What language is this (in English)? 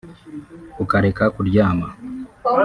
Kinyarwanda